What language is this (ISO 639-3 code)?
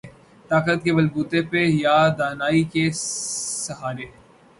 urd